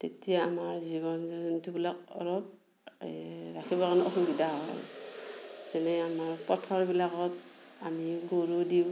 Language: Assamese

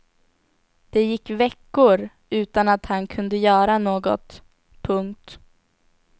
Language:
Swedish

